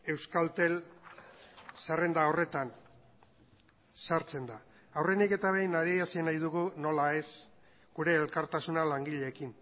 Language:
Basque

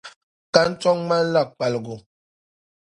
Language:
Dagbani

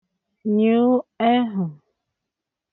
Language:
Igbo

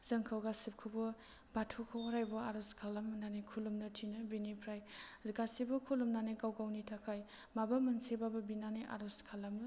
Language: Bodo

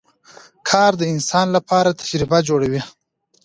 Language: Pashto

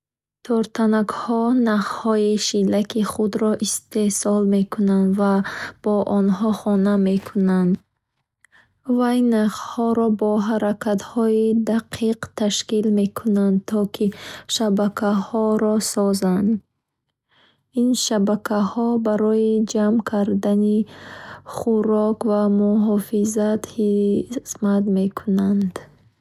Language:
Bukharic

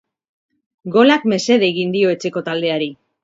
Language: Basque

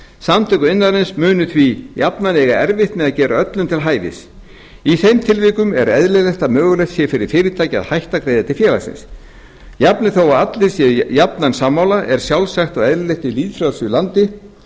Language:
Icelandic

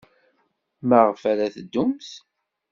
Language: Kabyle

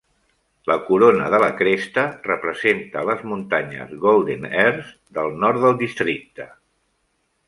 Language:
Catalan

